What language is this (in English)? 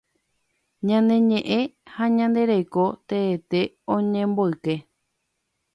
Guarani